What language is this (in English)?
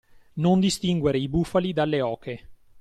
Italian